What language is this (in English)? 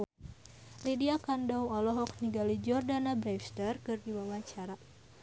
Sundanese